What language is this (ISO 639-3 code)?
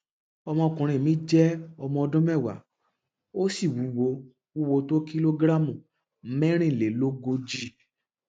yor